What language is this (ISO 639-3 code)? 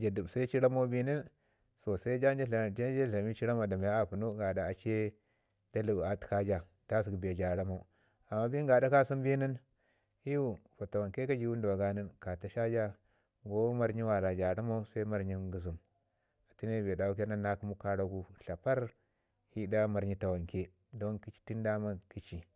ngi